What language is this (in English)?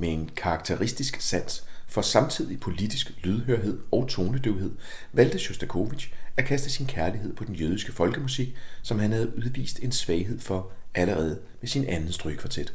Danish